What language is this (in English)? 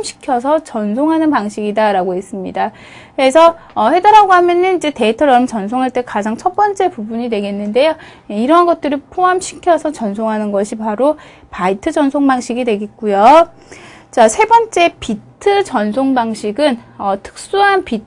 Korean